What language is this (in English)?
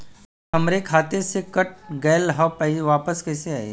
Bhojpuri